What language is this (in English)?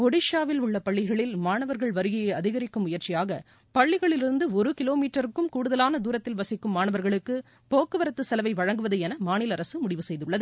Tamil